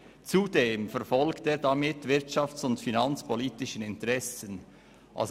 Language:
Swiss German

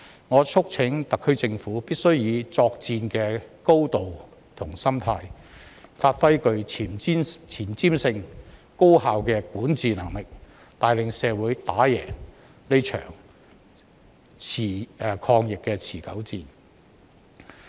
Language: Cantonese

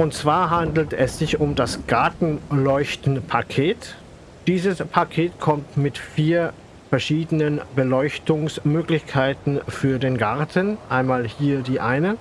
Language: German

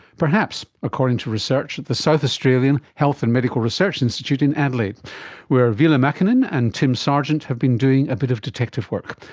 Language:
English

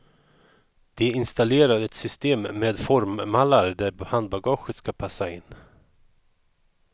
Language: Swedish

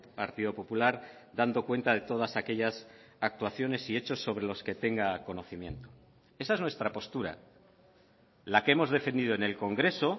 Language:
Spanish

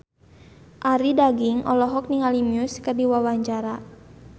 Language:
Sundanese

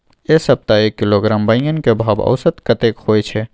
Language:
Maithili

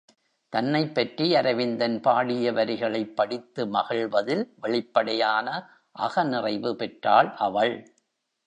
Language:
Tamil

